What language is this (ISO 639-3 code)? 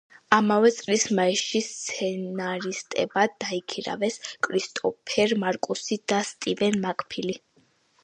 kat